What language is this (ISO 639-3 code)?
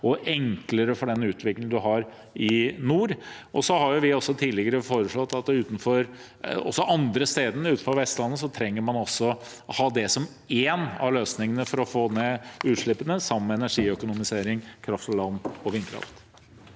nor